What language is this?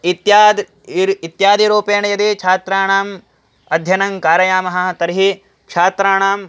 Sanskrit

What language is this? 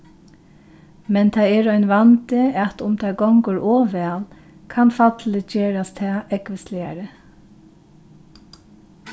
Faroese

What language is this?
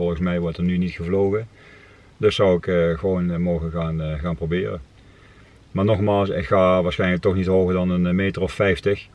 Dutch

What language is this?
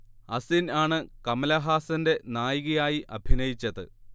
Malayalam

